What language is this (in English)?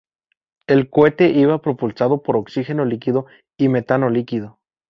Spanish